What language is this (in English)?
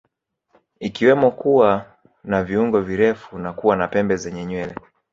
Swahili